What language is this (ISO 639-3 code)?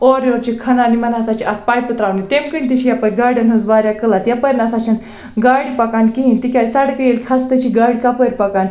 kas